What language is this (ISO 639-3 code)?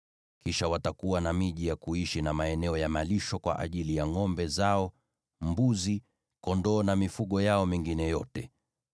swa